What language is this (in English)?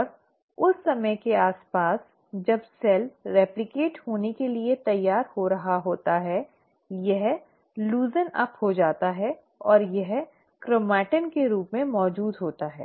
Hindi